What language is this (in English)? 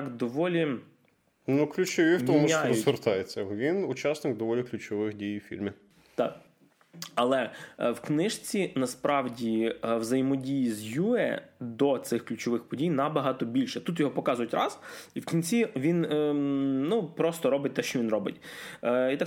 Ukrainian